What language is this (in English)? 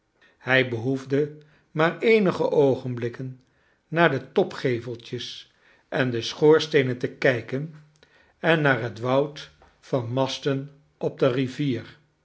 Dutch